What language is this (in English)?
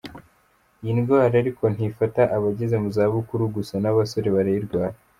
Kinyarwanda